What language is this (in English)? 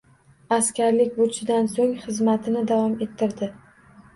Uzbek